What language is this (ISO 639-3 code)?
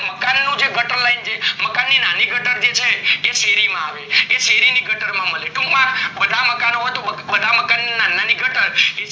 guj